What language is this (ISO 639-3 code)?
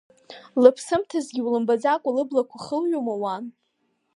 abk